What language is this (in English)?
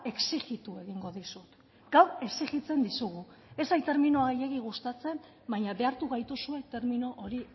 Basque